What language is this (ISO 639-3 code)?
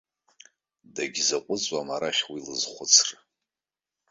abk